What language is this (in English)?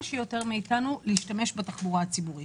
Hebrew